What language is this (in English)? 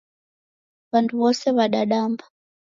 Taita